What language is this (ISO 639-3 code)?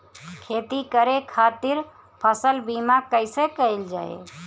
bho